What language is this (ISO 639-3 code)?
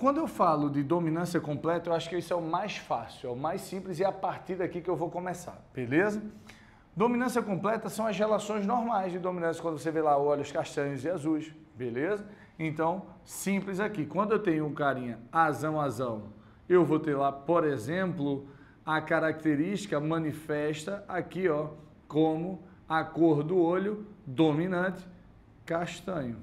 por